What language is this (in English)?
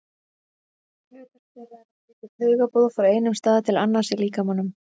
Icelandic